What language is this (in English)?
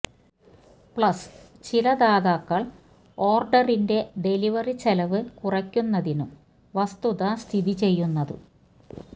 Malayalam